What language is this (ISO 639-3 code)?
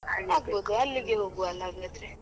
kan